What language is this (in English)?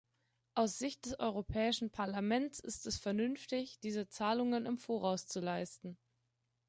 German